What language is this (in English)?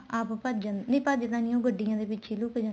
Punjabi